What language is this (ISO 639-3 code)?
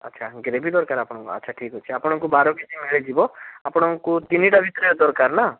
ori